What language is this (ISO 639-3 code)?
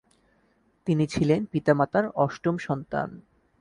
ben